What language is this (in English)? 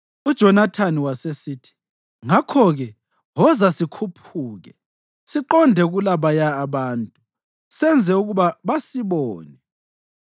North Ndebele